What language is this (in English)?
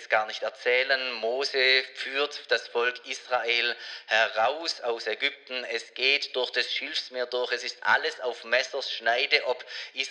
German